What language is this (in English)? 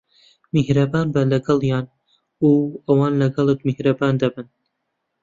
Central Kurdish